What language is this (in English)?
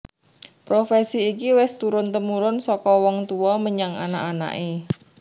Javanese